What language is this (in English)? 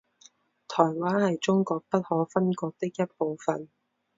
Chinese